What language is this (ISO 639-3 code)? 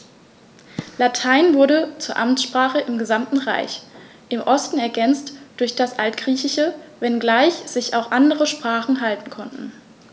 deu